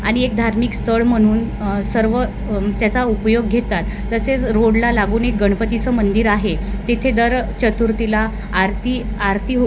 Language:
Marathi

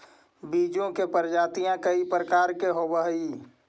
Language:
Magahi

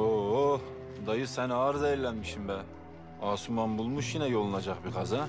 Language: Turkish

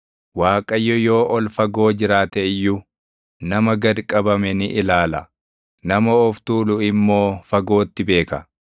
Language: Oromo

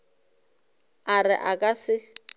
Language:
Northern Sotho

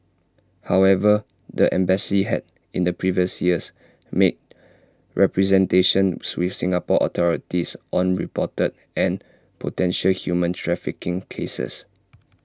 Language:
English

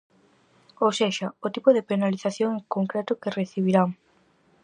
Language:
Galician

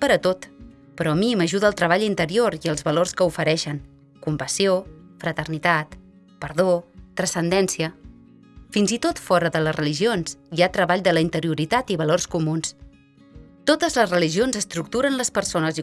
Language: Catalan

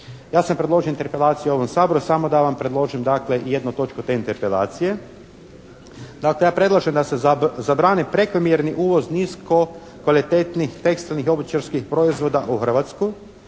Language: Croatian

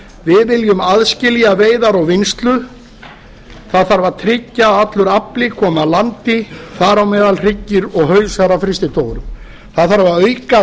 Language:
Icelandic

